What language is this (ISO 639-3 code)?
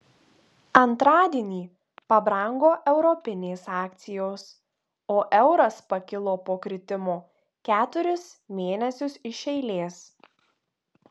lit